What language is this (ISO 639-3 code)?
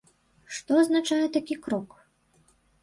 bel